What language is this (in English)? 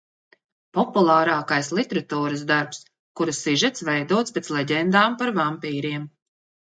Latvian